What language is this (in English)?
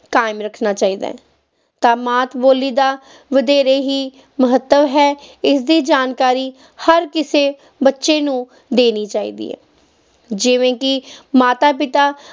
Punjabi